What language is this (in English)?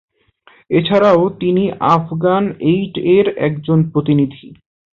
Bangla